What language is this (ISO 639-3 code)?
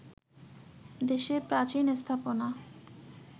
ben